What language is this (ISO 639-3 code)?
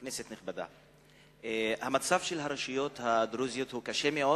heb